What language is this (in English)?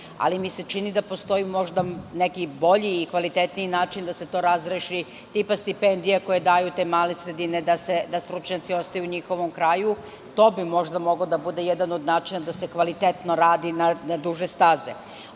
Serbian